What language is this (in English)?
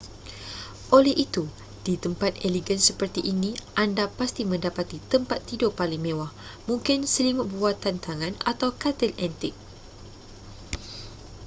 Malay